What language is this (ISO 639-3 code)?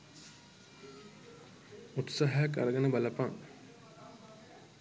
sin